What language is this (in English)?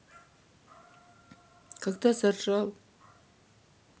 Russian